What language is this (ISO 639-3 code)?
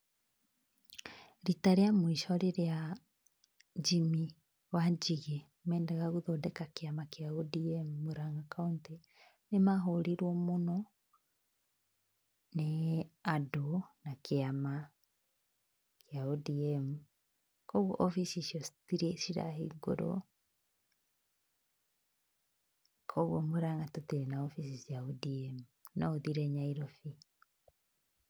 kik